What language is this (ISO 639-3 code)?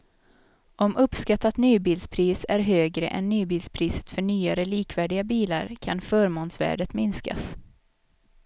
swe